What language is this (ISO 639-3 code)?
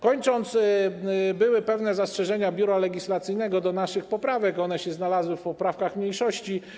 pol